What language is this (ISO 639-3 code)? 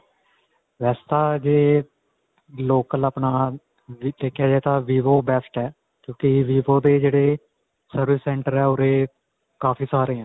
pan